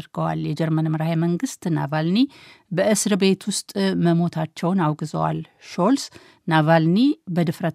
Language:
Amharic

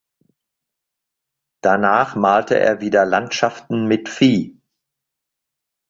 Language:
German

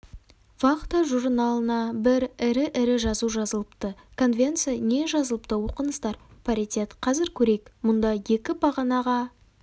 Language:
Kazakh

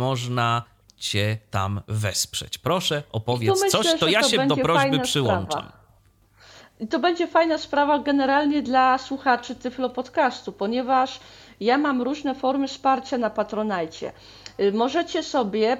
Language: Polish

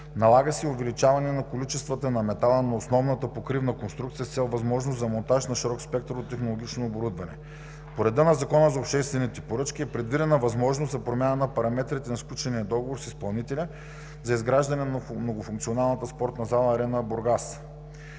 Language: Bulgarian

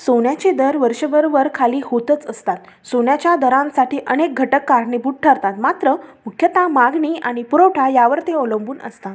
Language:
Marathi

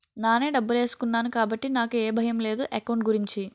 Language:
Telugu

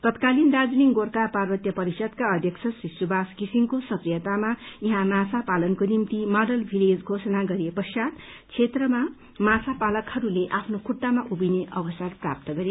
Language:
Nepali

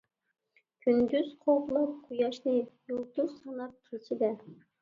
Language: Uyghur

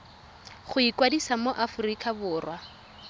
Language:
Tswana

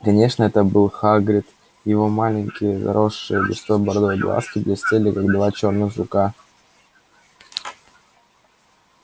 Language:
Russian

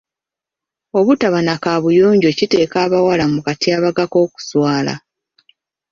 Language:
Ganda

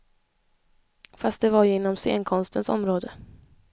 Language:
Swedish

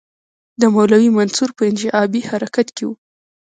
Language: Pashto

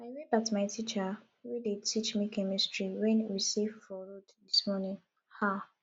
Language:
Nigerian Pidgin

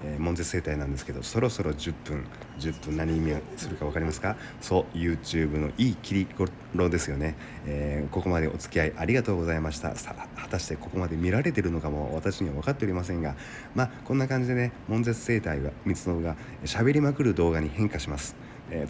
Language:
Japanese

